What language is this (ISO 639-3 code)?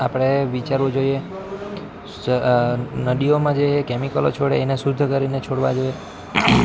guj